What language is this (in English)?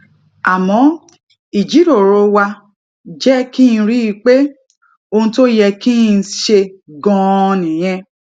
Yoruba